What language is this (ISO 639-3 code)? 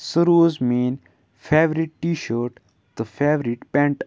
kas